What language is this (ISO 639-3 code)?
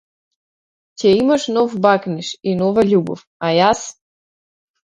mkd